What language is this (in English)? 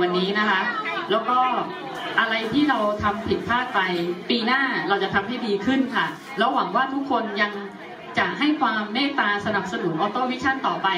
Thai